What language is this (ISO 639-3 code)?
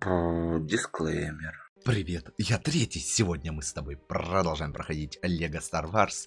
rus